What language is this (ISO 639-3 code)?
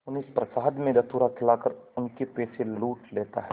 hin